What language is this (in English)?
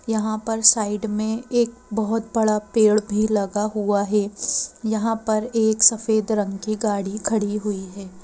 Hindi